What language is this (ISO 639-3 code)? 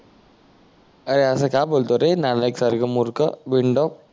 mar